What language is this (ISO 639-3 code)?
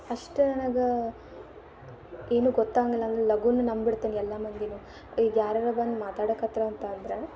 kan